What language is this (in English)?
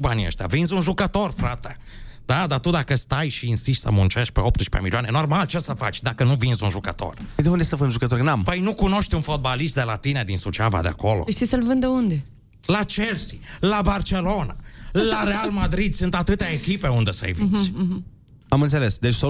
Romanian